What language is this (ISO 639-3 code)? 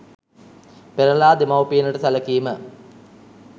sin